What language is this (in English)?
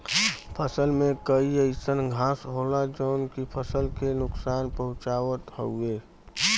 Bhojpuri